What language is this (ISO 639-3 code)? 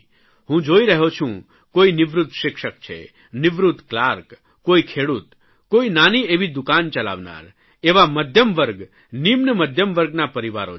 guj